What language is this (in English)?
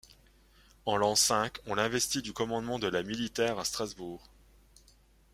French